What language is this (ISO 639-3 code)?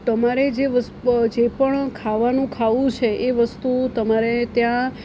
guj